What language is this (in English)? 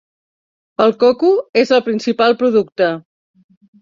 Catalan